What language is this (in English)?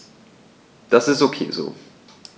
German